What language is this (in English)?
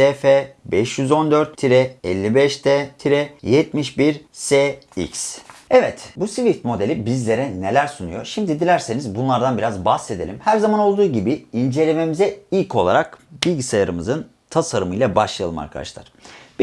Turkish